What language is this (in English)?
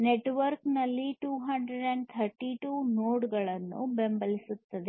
Kannada